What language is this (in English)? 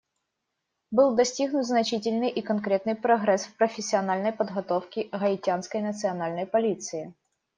Russian